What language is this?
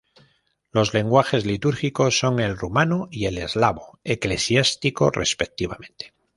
Spanish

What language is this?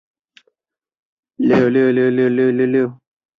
Chinese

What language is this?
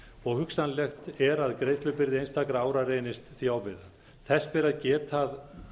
Icelandic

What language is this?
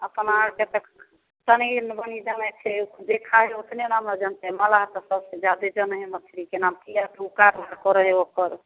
Maithili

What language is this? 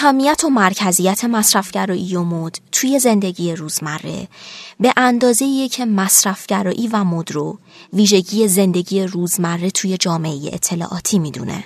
Persian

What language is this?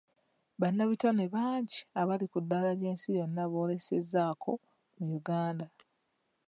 Ganda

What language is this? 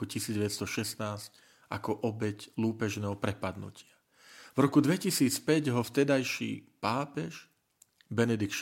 Slovak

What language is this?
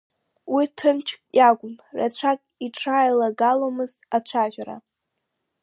Abkhazian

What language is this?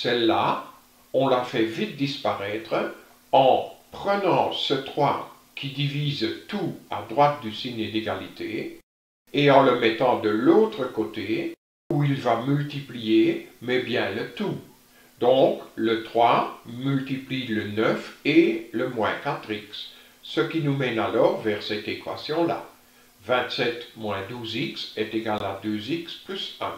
French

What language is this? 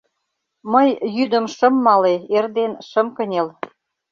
Mari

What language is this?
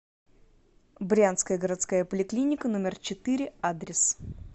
Russian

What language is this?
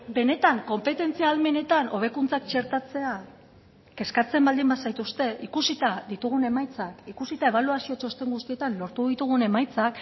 Basque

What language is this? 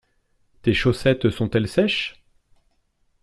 French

